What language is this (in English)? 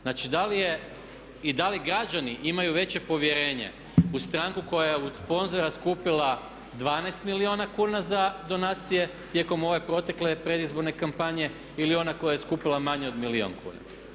Croatian